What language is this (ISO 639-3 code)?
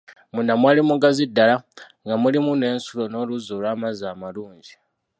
lug